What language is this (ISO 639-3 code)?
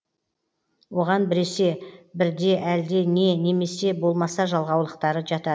kaz